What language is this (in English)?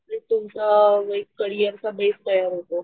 Marathi